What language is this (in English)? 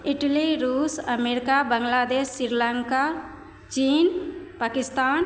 Maithili